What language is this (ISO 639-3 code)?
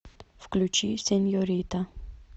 rus